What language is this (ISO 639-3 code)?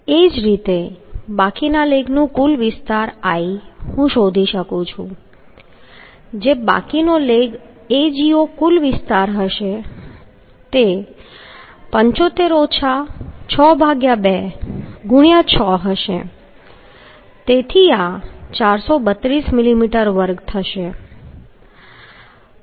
guj